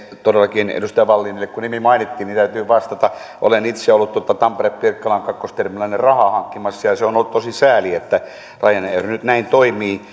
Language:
Finnish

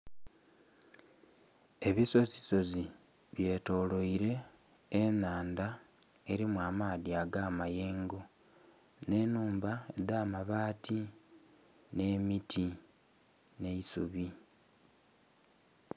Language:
Soga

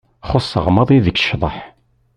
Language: Kabyle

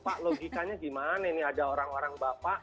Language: Indonesian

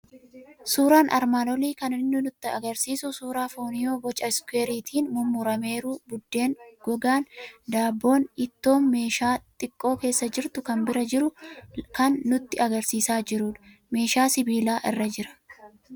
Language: Oromo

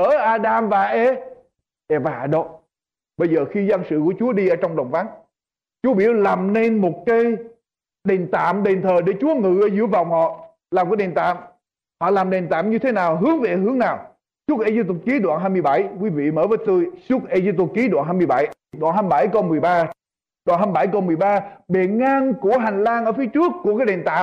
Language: Vietnamese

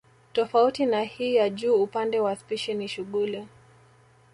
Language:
Swahili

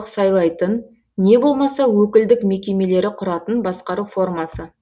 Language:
Kazakh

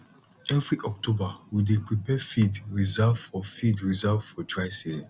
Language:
Nigerian Pidgin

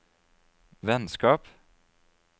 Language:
Norwegian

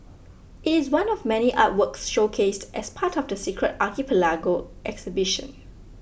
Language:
English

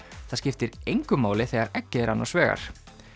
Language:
Icelandic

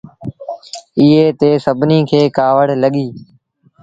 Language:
Sindhi Bhil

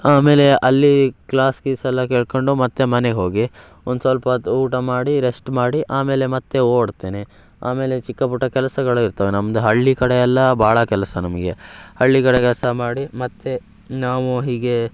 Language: Kannada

